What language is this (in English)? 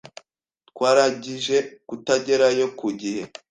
Kinyarwanda